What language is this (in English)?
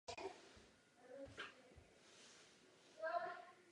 Czech